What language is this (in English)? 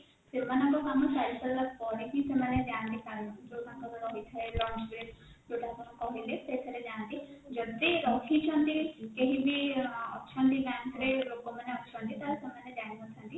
Odia